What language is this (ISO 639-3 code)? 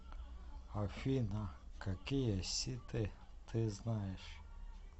rus